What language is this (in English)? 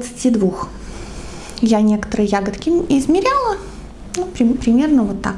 Russian